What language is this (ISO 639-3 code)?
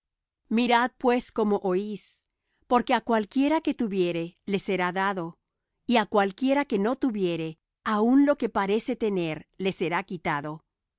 spa